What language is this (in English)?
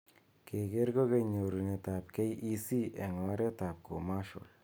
Kalenjin